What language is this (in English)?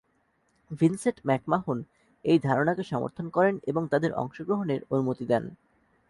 Bangla